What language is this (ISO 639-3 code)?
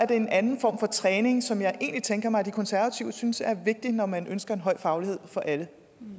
dan